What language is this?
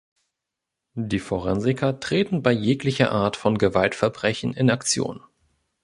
German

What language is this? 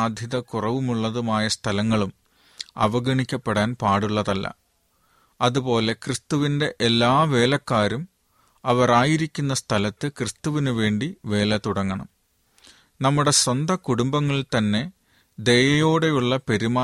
Malayalam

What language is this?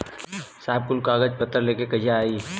Bhojpuri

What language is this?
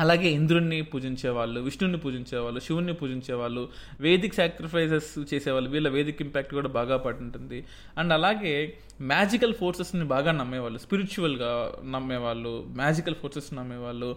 Telugu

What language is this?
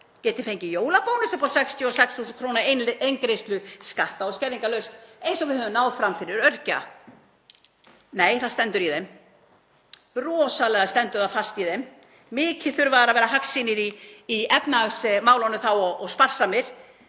Icelandic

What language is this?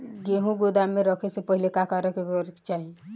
Bhojpuri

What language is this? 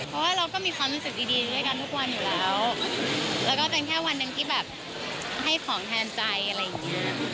Thai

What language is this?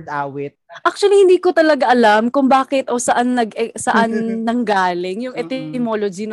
Filipino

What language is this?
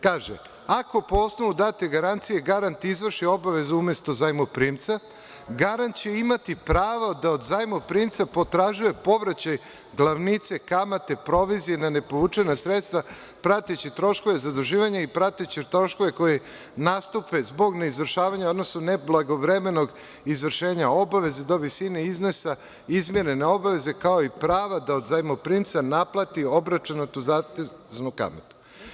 Serbian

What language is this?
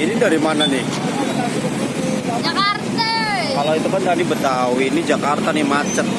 Indonesian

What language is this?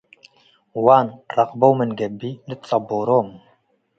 Tigre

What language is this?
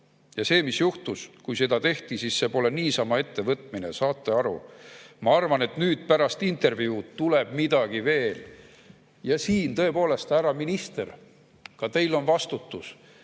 Estonian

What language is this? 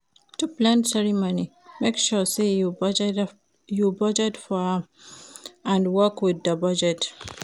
Nigerian Pidgin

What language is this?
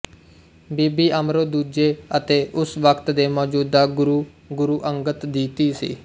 Punjabi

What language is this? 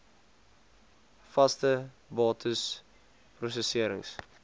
Afrikaans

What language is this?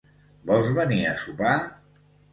Catalan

